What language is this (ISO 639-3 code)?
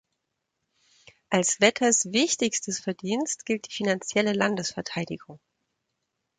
deu